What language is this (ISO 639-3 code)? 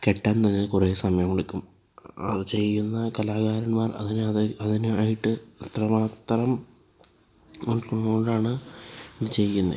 mal